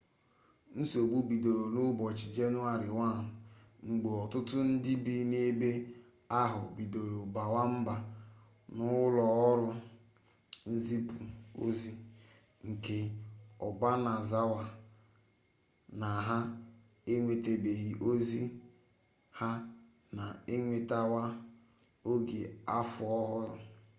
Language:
Igbo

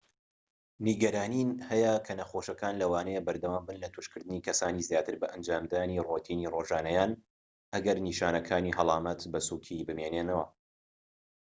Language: Central Kurdish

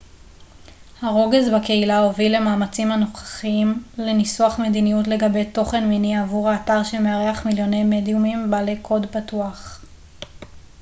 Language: Hebrew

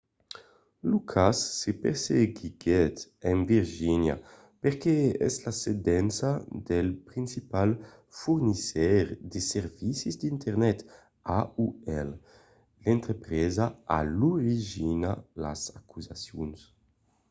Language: Occitan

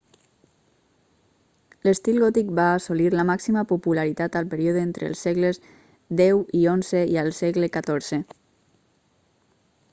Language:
Catalan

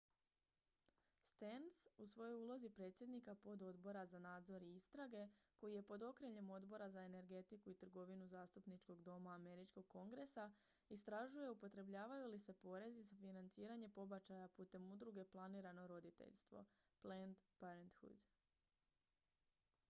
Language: Croatian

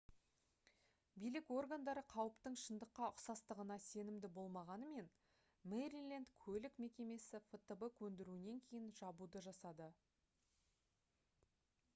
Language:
Kazakh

